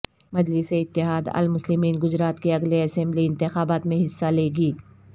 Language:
Urdu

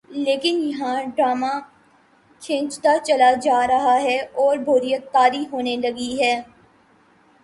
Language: Urdu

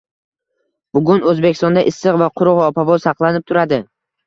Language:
Uzbek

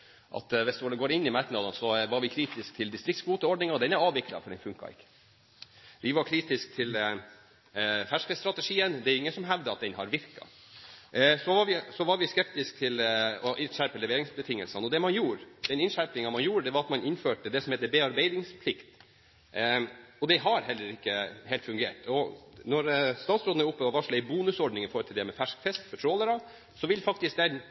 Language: Norwegian Bokmål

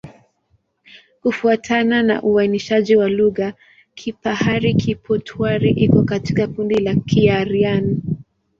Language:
Swahili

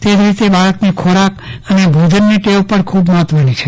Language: Gujarati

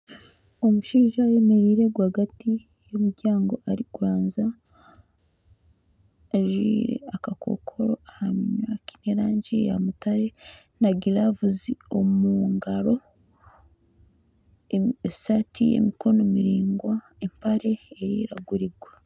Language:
Nyankole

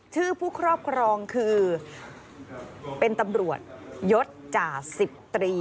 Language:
Thai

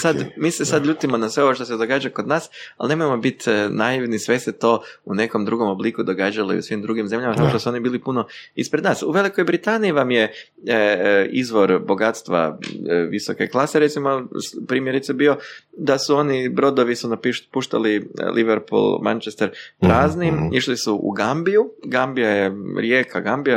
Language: Croatian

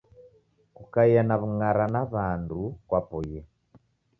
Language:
Taita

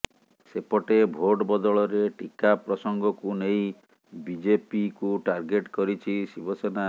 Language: Odia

